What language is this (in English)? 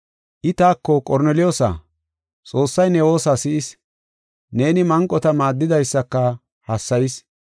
Gofa